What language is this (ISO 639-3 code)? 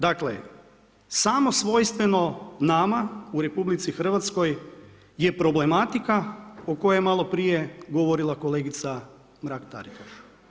hrv